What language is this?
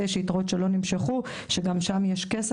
Hebrew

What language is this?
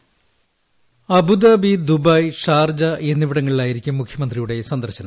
Malayalam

